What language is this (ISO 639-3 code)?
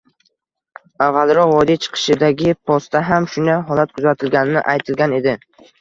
uzb